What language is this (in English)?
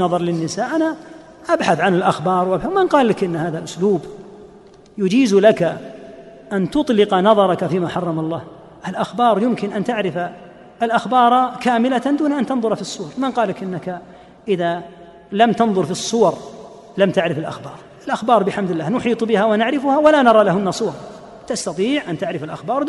Arabic